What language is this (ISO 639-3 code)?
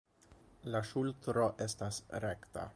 epo